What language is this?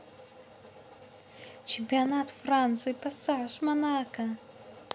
Russian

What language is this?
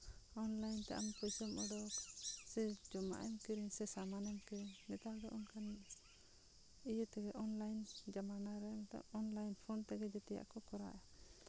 Santali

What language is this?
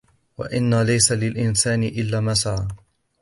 Arabic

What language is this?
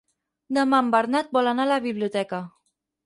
Catalan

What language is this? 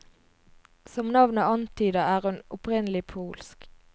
Norwegian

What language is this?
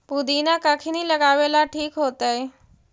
Magahi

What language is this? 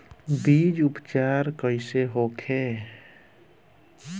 Bhojpuri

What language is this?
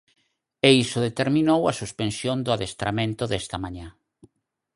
Galician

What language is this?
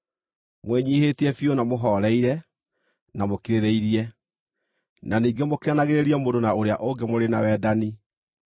Kikuyu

